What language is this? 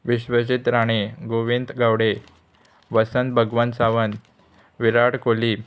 Konkani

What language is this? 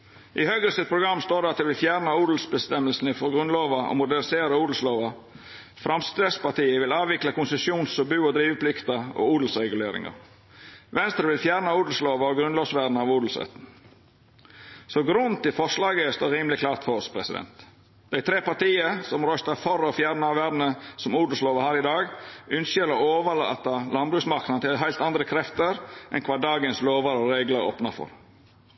Norwegian Nynorsk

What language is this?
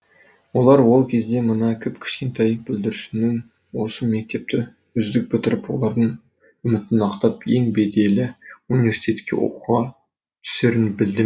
Kazakh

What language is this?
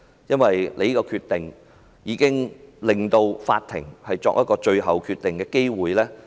Cantonese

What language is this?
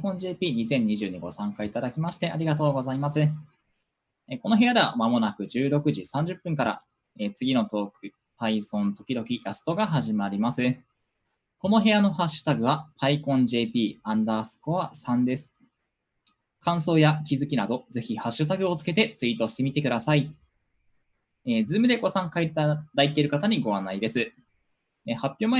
Japanese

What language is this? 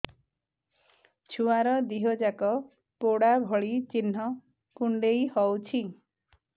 Odia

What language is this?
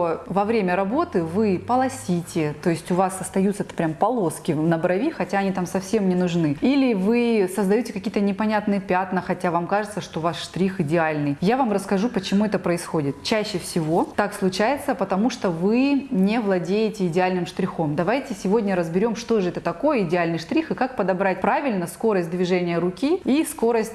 Russian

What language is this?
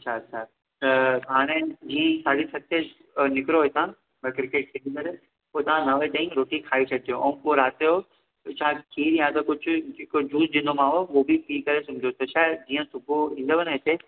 Sindhi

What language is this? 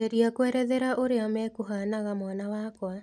Kikuyu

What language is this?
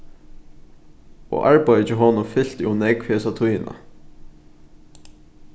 Faroese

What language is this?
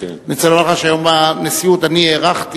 Hebrew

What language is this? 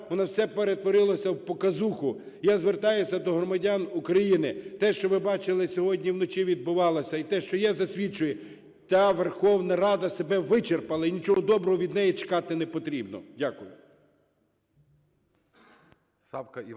Ukrainian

